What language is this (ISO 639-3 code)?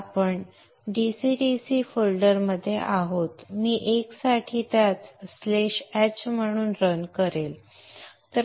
mar